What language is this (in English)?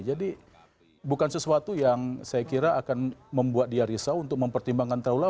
Indonesian